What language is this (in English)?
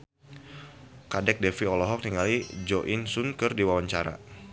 Sundanese